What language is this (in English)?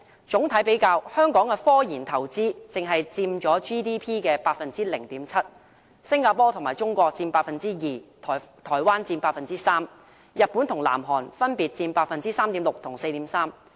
Cantonese